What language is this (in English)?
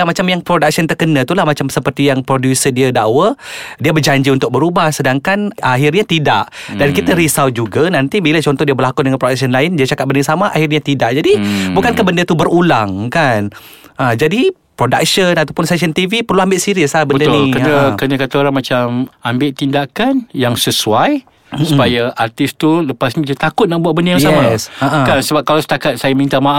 Malay